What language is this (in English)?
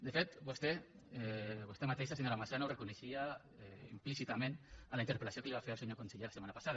Catalan